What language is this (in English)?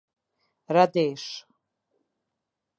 Albanian